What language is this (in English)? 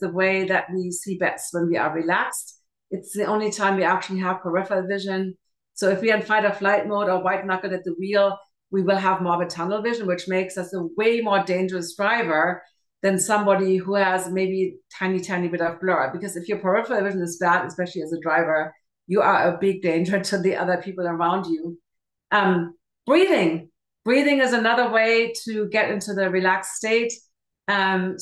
English